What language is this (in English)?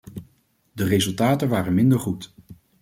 Dutch